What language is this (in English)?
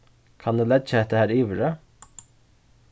Faroese